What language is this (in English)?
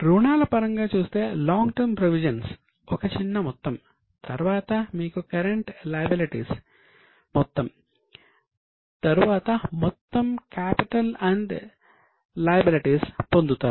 Telugu